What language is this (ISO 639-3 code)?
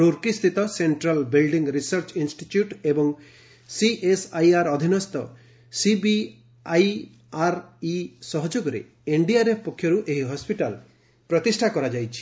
ori